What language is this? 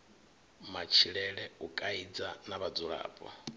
Venda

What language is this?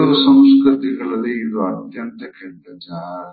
Kannada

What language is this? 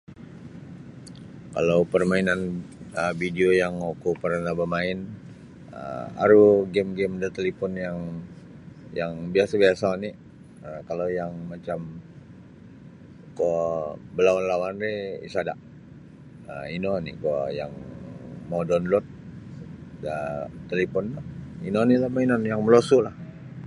Sabah Bisaya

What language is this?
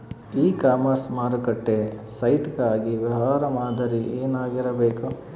Kannada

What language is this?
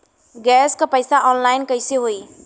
Bhojpuri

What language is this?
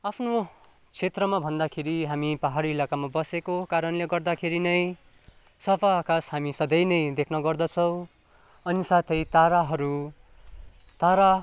Nepali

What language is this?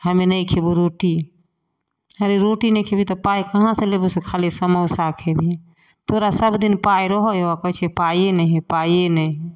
Maithili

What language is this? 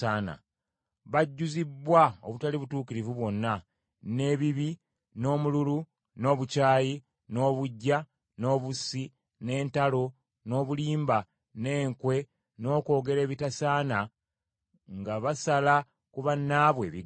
Ganda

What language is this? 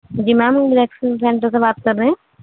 Urdu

